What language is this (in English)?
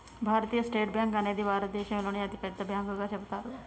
Telugu